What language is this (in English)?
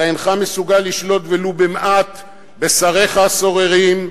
Hebrew